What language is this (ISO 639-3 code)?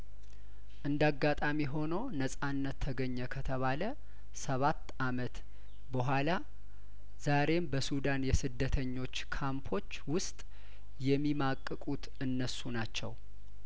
amh